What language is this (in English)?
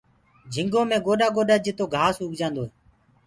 Gurgula